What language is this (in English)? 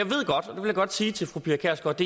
Danish